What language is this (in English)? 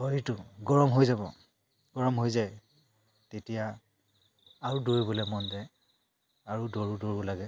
Assamese